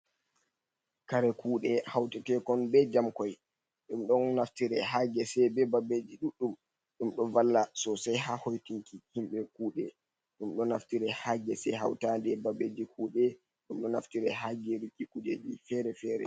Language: Fula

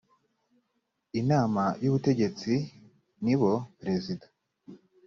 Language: Kinyarwanda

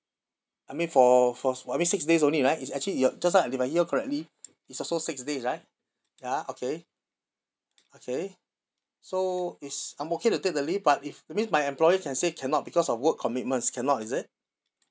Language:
English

